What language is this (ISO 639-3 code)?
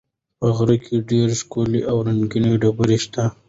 pus